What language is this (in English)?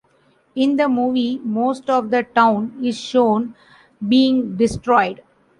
English